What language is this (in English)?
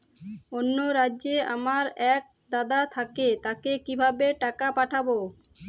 Bangla